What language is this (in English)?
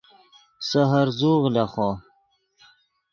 Yidgha